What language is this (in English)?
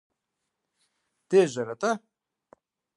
Kabardian